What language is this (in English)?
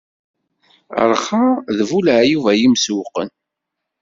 Kabyle